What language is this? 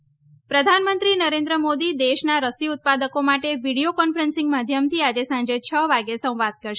Gujarati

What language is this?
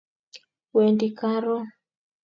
Kalenjin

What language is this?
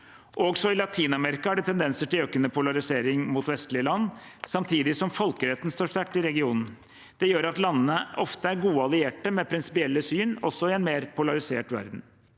Norwegian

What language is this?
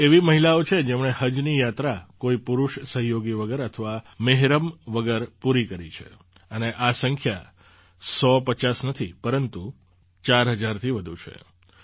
Gujarati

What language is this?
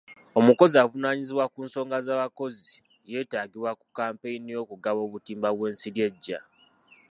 Ganda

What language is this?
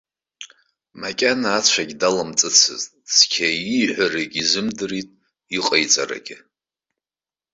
Abkhazian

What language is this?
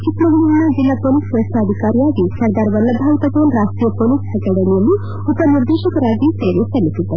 Kannada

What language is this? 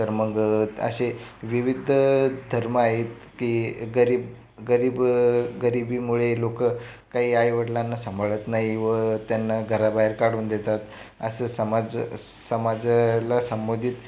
Marathi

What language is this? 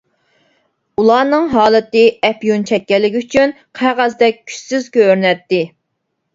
Uyghur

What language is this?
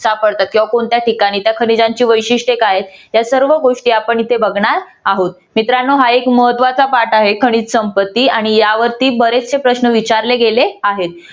Marathi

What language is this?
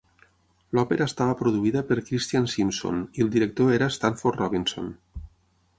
Catalan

